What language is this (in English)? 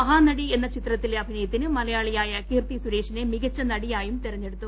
Malayalam